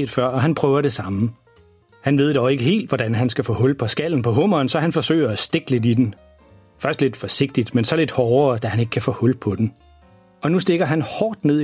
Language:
Danish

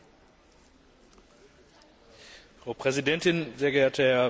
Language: German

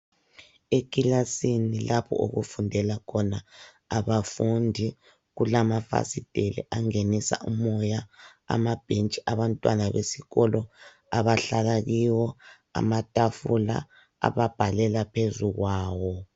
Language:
North Ndebele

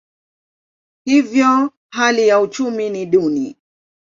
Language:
Swahili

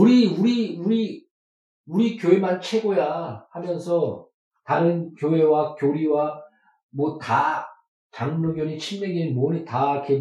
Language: Korean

